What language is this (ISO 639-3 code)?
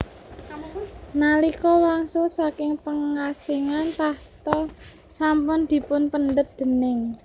jav